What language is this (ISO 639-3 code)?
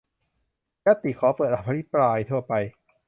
tha